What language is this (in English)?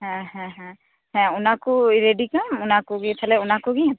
Santali